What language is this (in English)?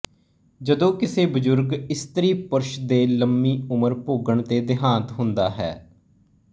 Punjabi